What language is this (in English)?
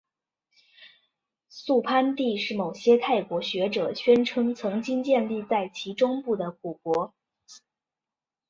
Chinese